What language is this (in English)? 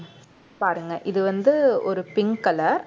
Tamil